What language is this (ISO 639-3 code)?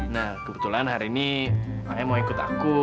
ind